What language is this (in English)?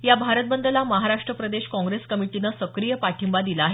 Marathi